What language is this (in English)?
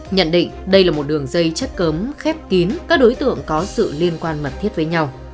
Vietnamese